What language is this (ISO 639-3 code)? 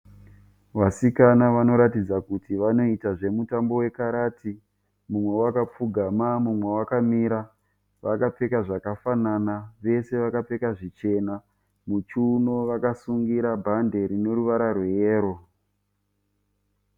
sna